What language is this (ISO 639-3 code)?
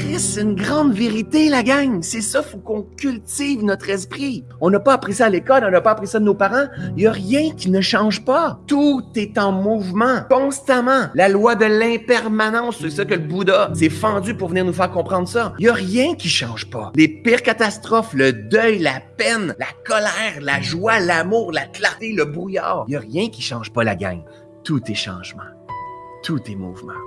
fra